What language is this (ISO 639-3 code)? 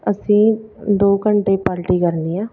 pan